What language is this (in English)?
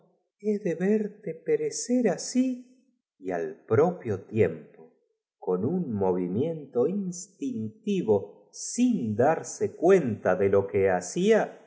Spanish